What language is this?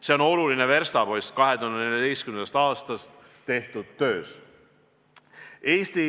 Estonian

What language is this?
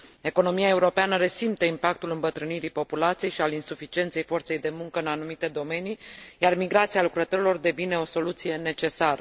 Romanian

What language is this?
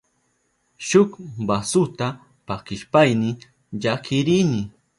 Southern Pastaza Quechua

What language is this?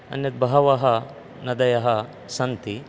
Sanskrit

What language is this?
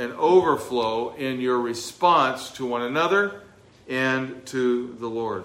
English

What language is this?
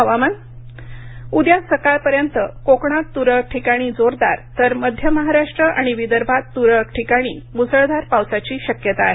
Marathi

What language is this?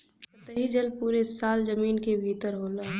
Bhojpuri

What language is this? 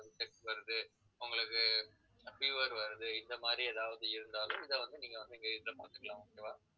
Tamil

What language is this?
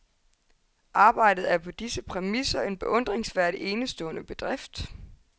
Danish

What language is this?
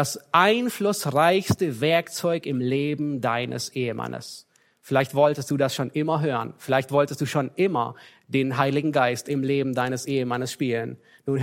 German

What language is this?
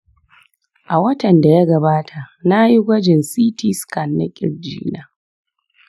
Hausa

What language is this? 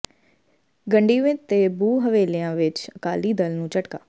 Punjabi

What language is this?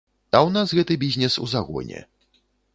Belarusian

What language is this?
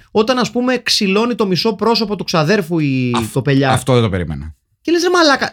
Greek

